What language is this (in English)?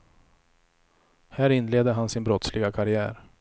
Swedish